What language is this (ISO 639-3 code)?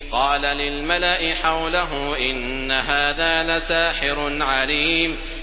ara